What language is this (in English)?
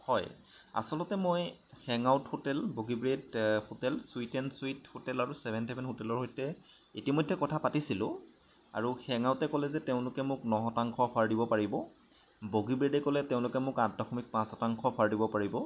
Assamese